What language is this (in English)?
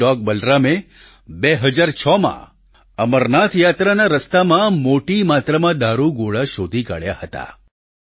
Gujarati